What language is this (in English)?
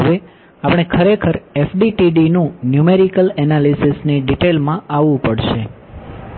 Gujarati